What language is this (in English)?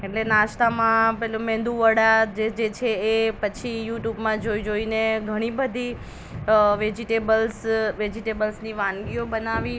Gujarati